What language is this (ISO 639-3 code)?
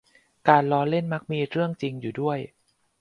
tha